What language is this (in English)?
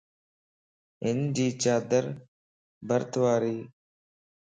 Lasi